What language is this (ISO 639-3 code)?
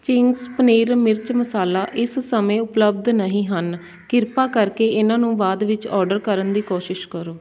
pan